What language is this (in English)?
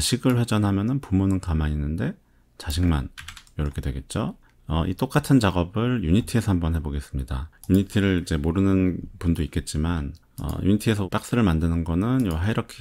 Korean